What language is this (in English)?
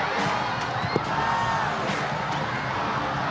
Indonesian